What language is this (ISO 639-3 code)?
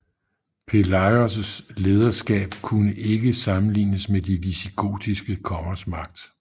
dan